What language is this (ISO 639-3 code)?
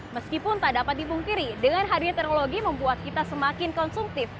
ind